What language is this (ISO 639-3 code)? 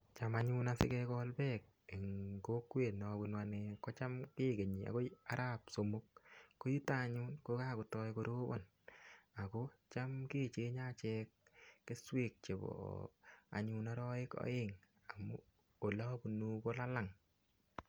kln